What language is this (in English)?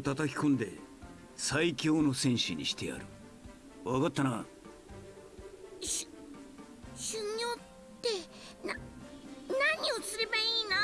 Japanese